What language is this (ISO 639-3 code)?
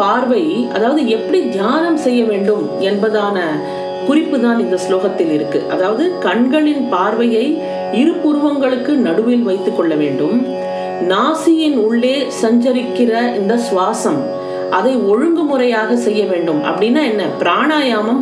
tam